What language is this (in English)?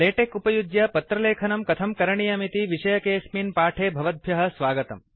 Sanskrit